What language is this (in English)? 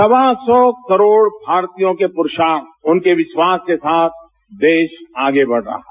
Hindi